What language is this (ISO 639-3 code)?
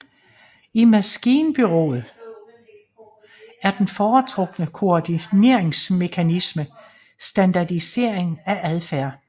dan